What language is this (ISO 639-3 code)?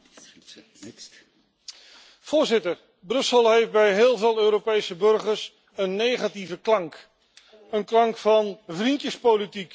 nld